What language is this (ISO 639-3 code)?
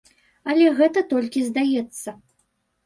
bel